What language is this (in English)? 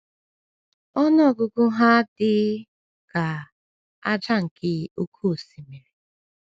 Igbo